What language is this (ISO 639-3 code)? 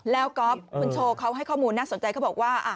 tha